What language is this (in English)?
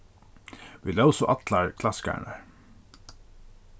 Faroese